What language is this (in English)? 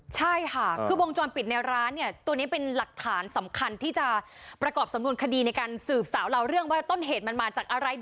Thai